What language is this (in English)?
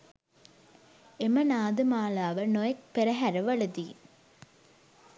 Sinhala